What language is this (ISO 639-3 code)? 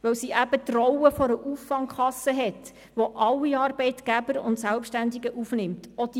gsw